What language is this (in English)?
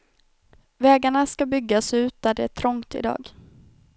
Swedish